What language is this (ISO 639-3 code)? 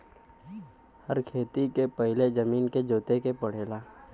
bho